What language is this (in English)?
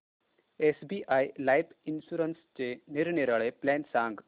Marathi